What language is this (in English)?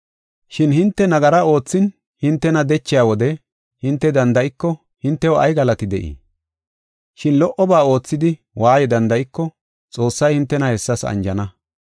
Gofa